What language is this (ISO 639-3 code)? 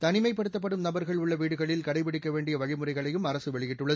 tam